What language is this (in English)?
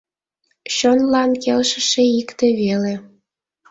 Mari